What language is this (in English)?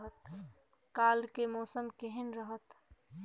Maithili